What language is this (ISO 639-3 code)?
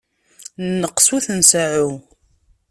kab